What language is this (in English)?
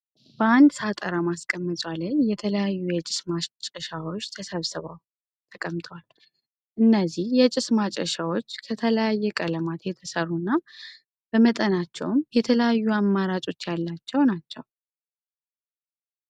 Amharic